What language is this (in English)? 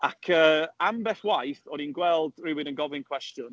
Welsh